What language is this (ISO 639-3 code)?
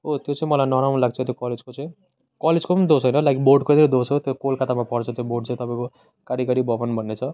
nep